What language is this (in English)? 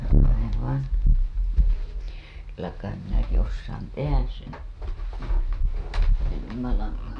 Finnish